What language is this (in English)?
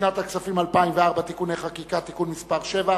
Hebrew